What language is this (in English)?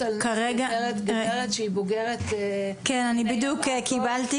Hebrew